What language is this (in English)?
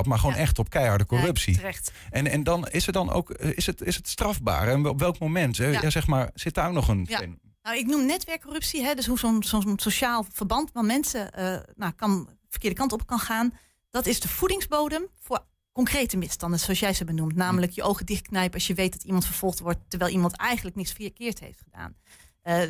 Dutch